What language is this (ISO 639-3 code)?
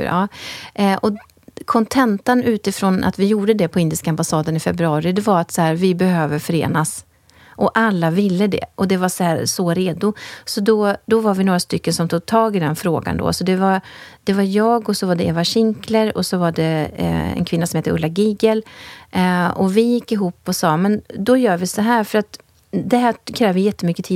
swe